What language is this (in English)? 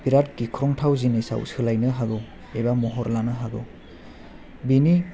Bodo